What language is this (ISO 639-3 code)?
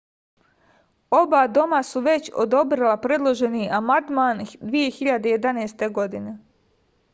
srp